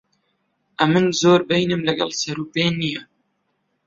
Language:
Central Kurdish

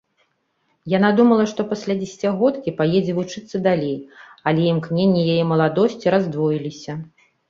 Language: Belarusian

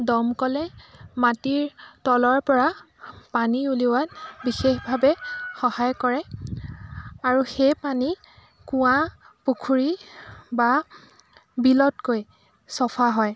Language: Assamese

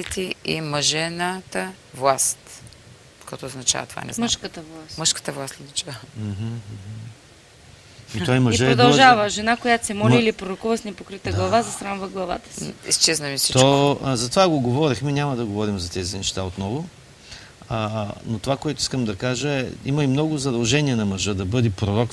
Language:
Bulgarian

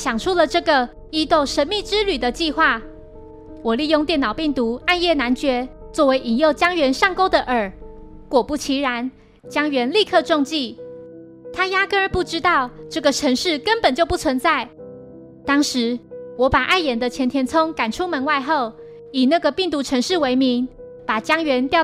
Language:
Chinese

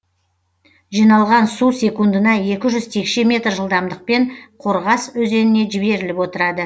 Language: Kazakh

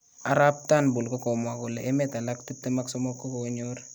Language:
Kalenjin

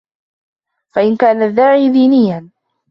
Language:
Arabic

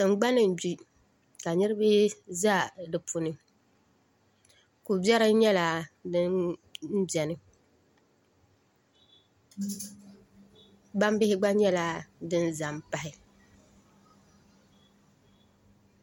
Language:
Dagbani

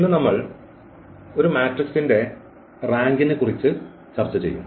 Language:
Malayalam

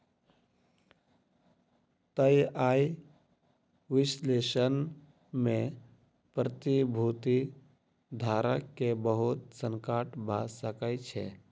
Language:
Maithili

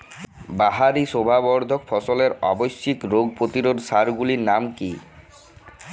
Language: Bangla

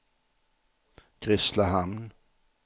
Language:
Swedish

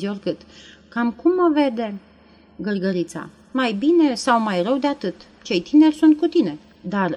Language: Romanian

